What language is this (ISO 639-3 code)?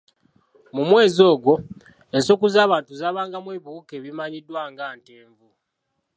lug